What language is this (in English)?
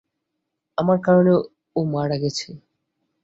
Bangla